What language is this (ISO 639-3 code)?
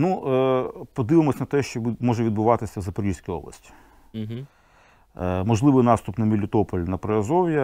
ukr